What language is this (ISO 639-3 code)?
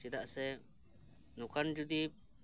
sat